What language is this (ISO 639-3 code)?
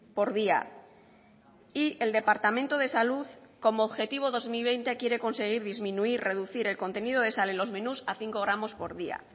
spa